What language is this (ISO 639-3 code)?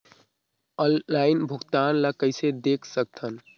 hne